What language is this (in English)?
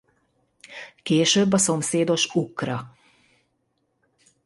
Hungarian